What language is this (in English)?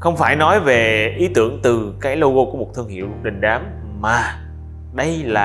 Vietnamese